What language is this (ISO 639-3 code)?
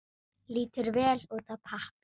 isl